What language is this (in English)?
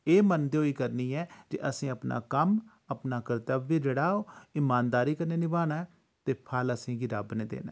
Dogri